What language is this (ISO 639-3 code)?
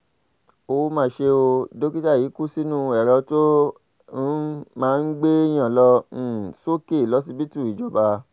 yor